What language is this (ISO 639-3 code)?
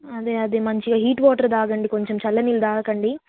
tel